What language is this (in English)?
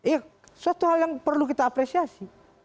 Indonesian